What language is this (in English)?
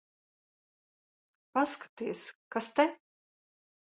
Latvian